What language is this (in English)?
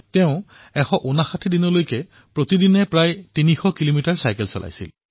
Assamese